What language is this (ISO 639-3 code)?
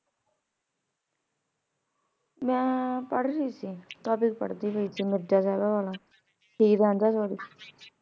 pan